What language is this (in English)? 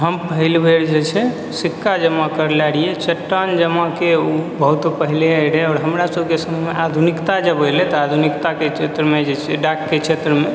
Maithili